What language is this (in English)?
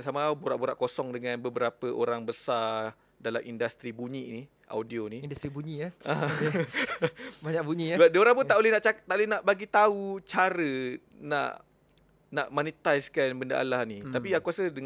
Malay